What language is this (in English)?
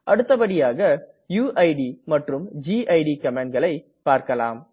Tamil